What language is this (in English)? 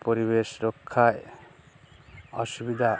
Bangla